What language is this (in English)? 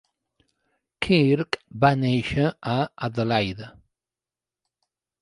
Catalan